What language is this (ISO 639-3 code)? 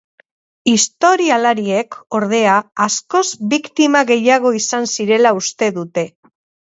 eus